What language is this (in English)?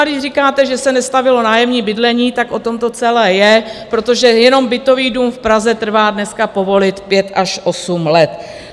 Czech